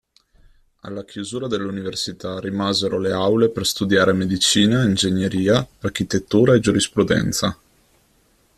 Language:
Italian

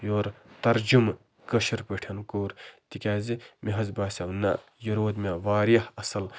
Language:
Kashmiri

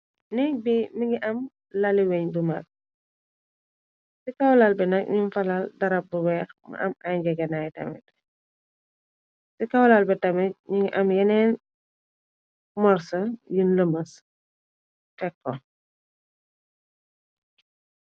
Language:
Wolof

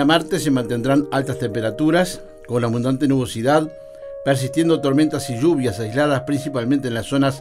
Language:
Spanish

